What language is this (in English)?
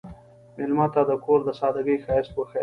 Pashto